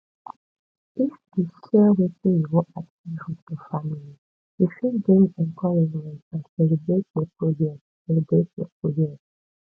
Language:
Nigerian Pidgin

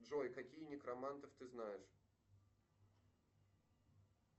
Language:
Russian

